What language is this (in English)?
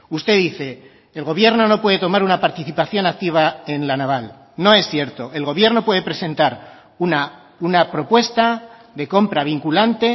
Spanish